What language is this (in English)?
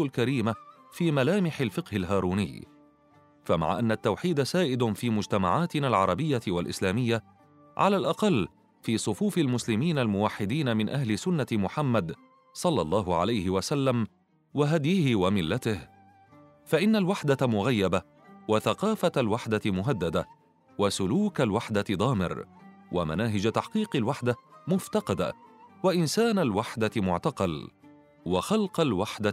Arabic